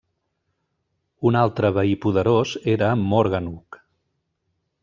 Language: Catalan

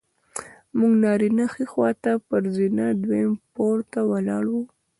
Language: Pashto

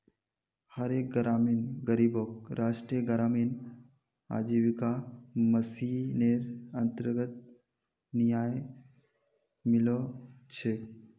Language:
Magahi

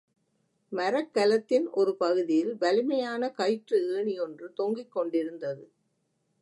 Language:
Tamil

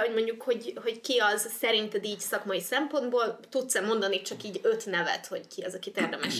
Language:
Hungarian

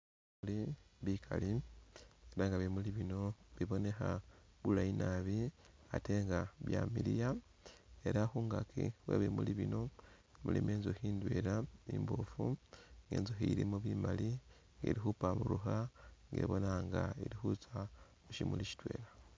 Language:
Masaaba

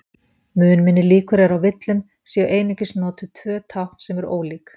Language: Icelandic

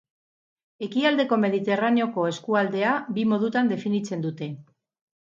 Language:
Basque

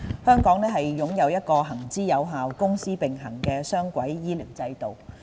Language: Cantonese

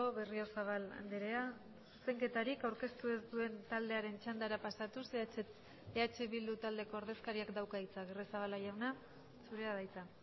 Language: Basque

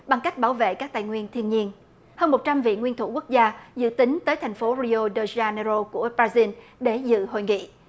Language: Vietnamese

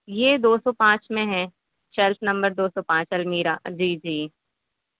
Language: Urdu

